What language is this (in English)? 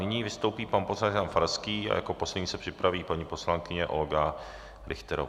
Czech